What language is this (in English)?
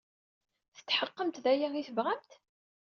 Kabyle